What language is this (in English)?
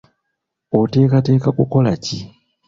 Ganda